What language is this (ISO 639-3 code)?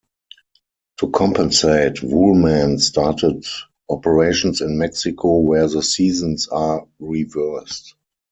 eng